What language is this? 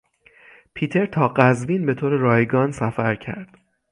Persian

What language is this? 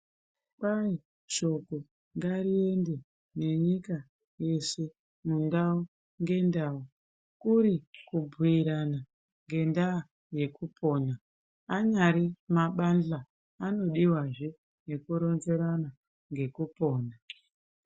Ndau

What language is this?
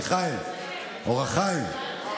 Hebrew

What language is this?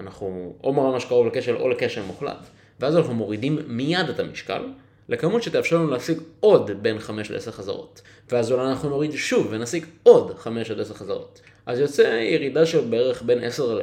Hebrew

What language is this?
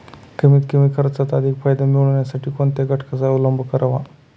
Marathi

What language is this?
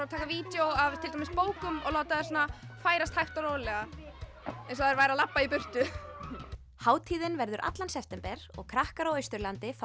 Icelandic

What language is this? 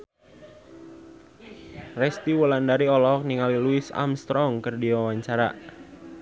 Sundanese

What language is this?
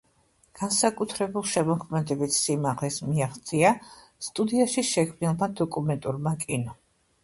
Georgian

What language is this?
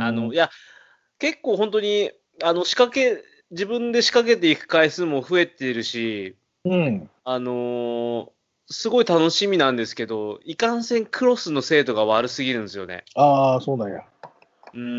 Japanese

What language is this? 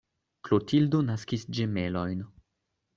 Esperanto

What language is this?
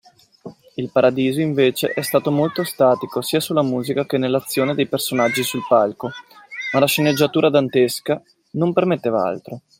Italian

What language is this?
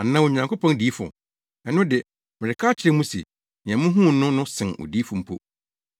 Akan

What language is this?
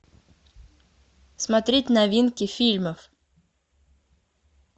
Russian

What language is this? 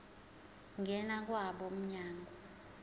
Zulu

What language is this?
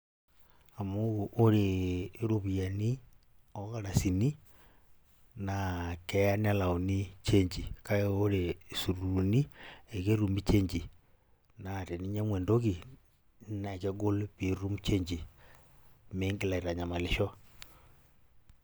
Masai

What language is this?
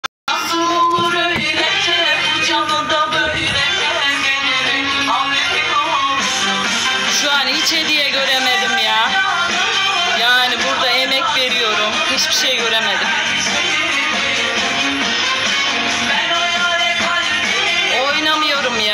Turkish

